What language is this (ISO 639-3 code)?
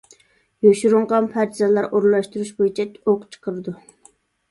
uig